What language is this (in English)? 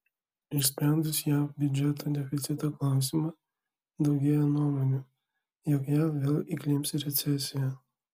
Lithuanian